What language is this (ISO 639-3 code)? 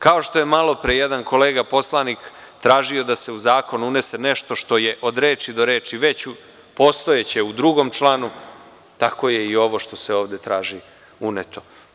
srp